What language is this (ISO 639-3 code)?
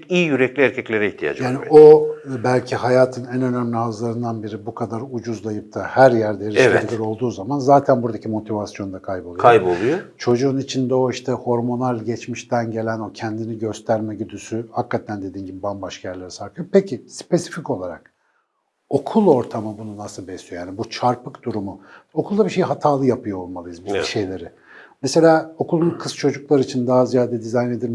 tur